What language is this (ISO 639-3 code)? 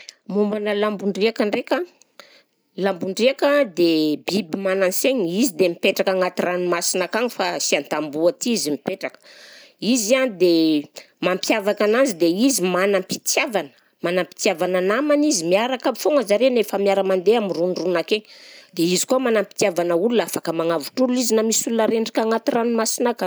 bzc